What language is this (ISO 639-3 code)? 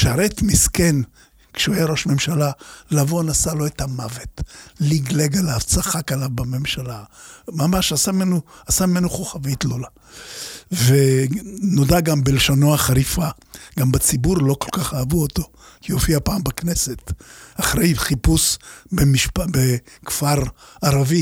heb